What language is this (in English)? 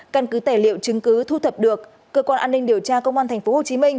Vietnamese